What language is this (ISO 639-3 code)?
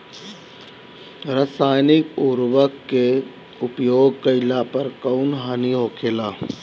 bho